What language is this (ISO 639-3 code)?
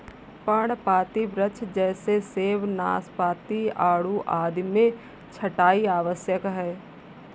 hin